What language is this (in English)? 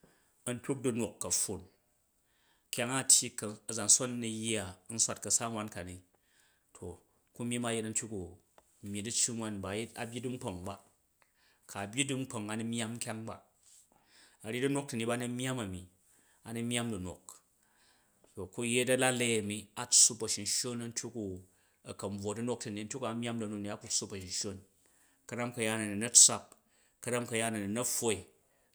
Jju